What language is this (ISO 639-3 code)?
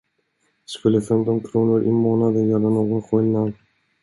swe